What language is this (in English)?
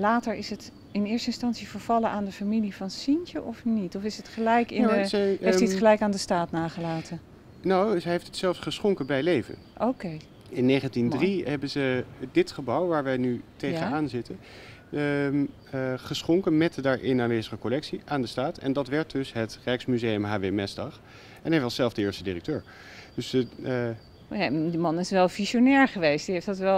Dutch